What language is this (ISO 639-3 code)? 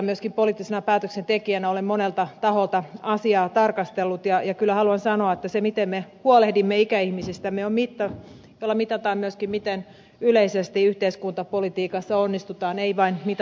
fin